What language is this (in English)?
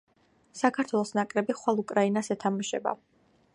Georgian